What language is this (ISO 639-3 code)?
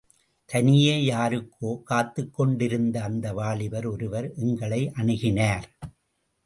tam